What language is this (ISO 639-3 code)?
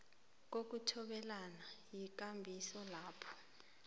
nbl